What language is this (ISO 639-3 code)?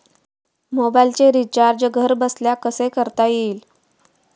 mar